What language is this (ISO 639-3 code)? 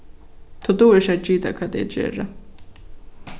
fao